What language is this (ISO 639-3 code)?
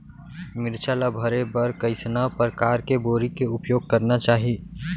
hne